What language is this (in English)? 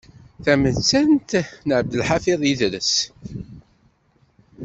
Kabyle